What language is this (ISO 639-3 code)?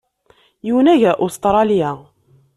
kab